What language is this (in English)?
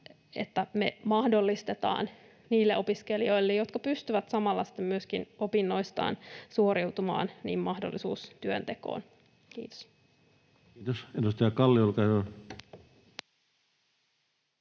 Finnish